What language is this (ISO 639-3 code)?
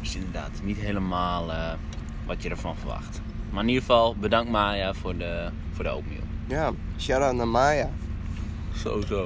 nld